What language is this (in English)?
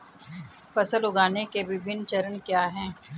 Hindi